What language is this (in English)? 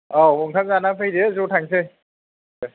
Bodo